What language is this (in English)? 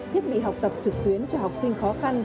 Vietnamese